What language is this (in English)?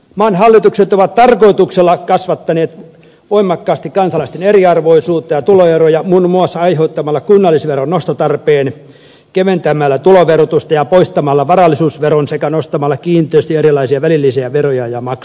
Finnish